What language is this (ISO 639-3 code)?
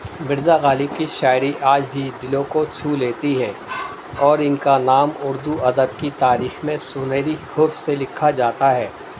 urd